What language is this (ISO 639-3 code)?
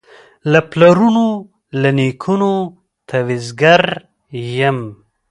pus